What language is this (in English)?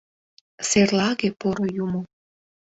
Mari